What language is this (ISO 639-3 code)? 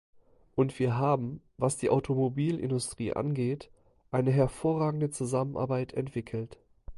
deu